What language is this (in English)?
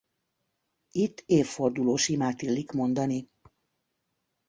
Hungarian